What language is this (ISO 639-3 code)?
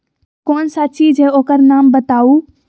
mag